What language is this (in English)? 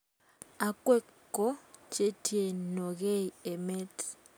Kalenjin